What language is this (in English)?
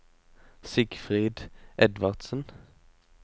Norwegian